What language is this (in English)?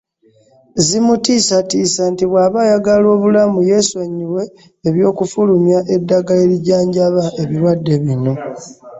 Ganda